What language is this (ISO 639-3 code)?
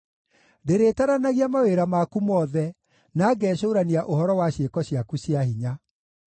kik